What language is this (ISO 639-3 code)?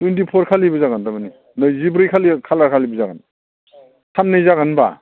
brx